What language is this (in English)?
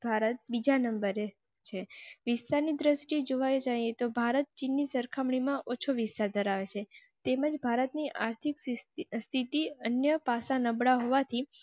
Gujarati